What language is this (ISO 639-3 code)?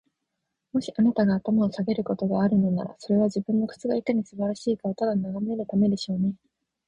jpn